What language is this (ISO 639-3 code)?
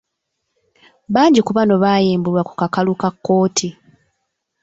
lug